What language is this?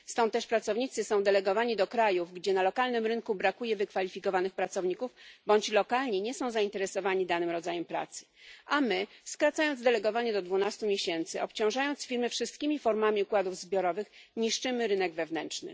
Polish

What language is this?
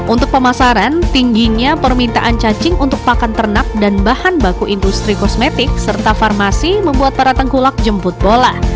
Indonesian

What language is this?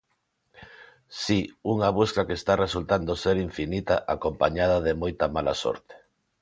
Galician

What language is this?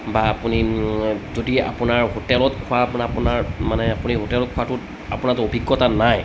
Assamese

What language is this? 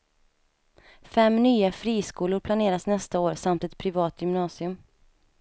Swedish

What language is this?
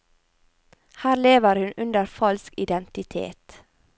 Norwegian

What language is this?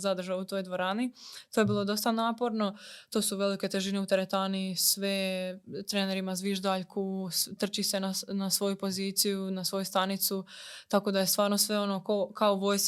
Croatian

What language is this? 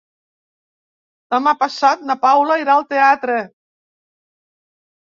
Catalan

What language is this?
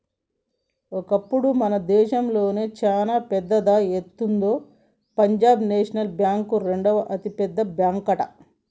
Telugu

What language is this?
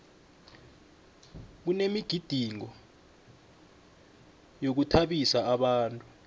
South Ndebele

